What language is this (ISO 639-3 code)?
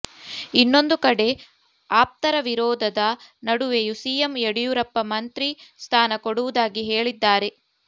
kan